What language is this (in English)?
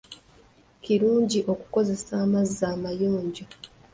Ganda